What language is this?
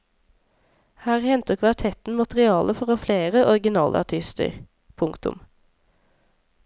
Norwegian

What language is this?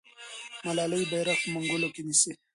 Pashto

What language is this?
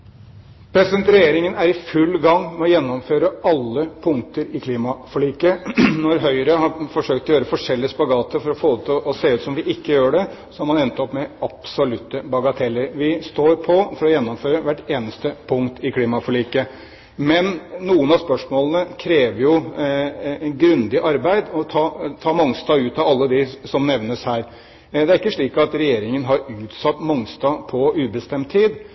Norwegian Bokmål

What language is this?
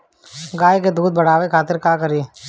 Bhojpuri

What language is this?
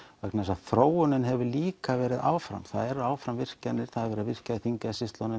Icelandic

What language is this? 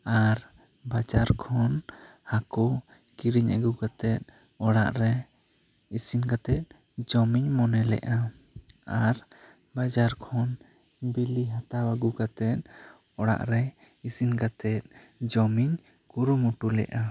Santali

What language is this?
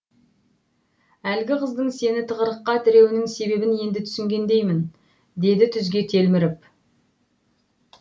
Kazakh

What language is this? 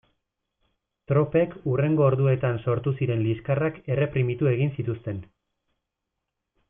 Basque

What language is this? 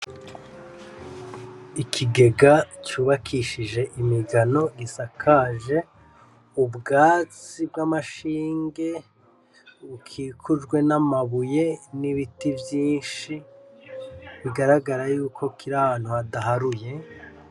Rundi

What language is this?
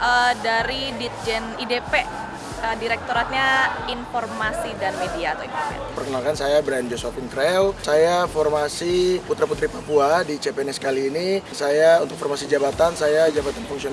Indonesian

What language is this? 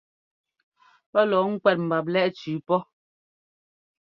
Ngomba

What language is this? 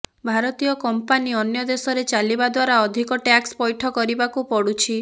Odia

